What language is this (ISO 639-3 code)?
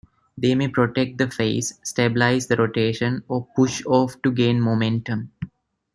eng